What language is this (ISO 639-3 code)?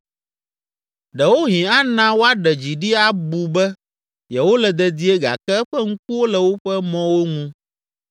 ewe